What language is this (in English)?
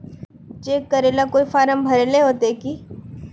Magahi